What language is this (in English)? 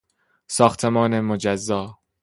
Persian